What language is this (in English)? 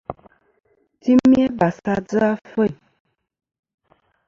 Kom